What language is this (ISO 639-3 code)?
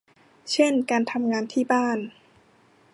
tha